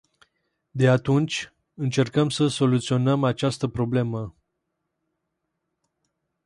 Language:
Romanian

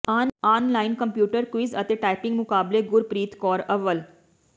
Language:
Punjabi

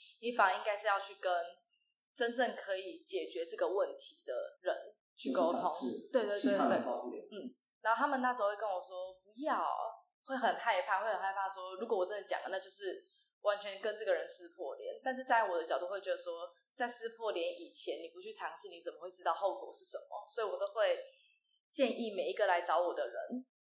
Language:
Chinese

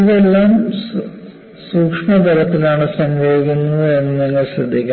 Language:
Malayalam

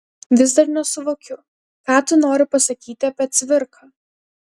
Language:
Lithuanian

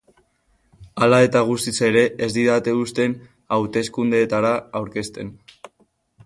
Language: Basque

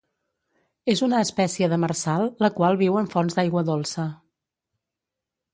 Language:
Catalan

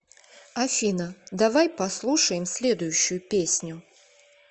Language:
Russian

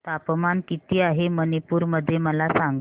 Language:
Marathi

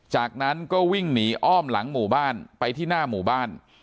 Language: Thai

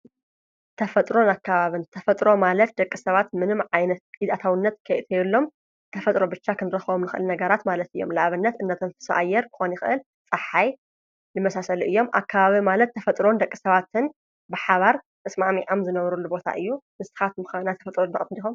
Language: Tigrinya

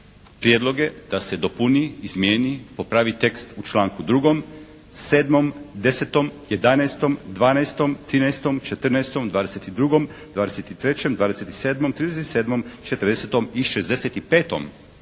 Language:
Croatian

